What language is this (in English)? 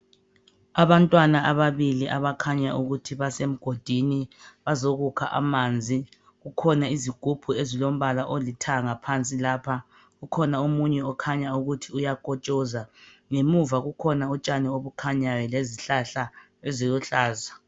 North Ndebele